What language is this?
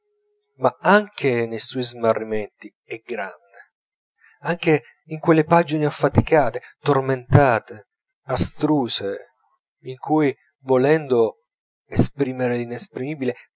Italian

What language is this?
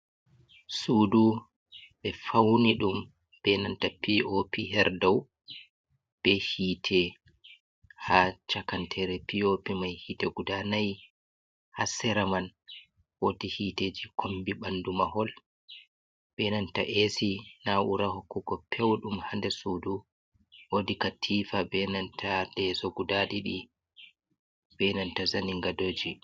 Fula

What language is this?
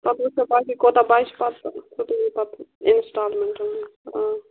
Kashmiri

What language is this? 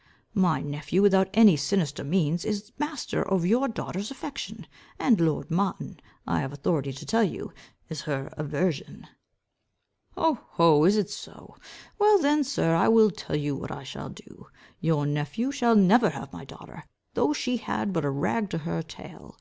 English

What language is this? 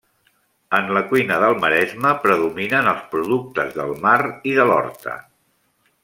Catalan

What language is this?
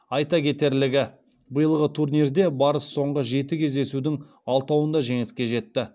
Kazakh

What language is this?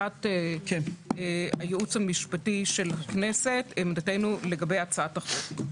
Hebrew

